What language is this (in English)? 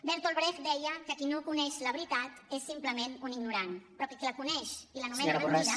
Catalan